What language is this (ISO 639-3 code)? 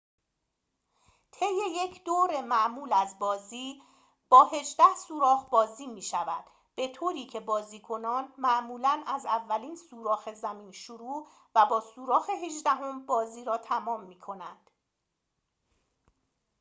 fas